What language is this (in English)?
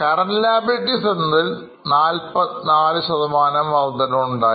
Malayalam